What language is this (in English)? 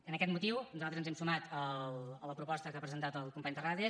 Catalan